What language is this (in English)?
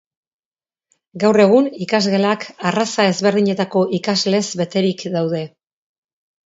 Basque